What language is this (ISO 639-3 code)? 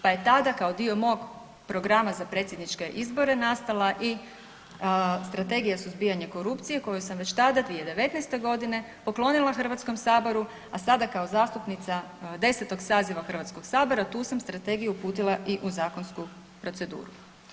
hrv